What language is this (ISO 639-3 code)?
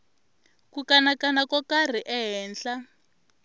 tso